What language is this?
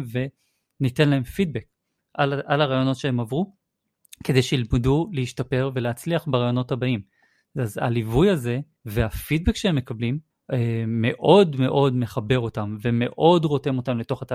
Hebrew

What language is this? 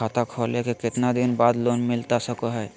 Magahi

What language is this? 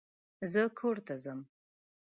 Pashto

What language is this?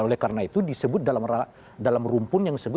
Indonesian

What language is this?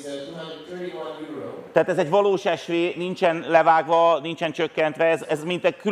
Hungarian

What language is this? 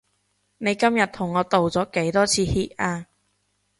Cantonese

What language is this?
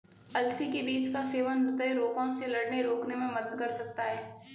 Hindi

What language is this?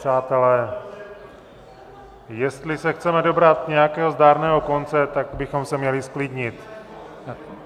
Czech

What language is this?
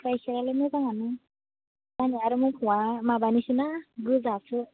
Bodo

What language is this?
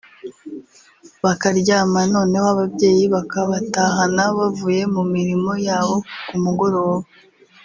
Kinyarwanda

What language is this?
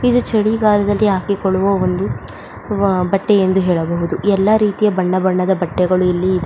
Kannada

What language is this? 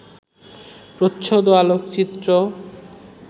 Bangla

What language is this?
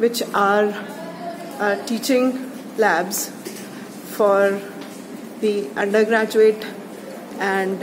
English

